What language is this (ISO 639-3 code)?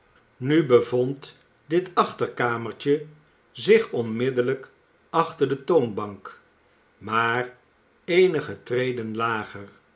nld